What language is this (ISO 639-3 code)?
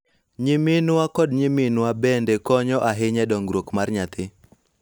luo